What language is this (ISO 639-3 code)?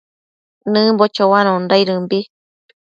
mcf